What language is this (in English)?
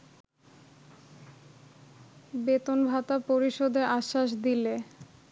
Bangla